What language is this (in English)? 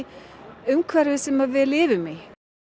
Icelandic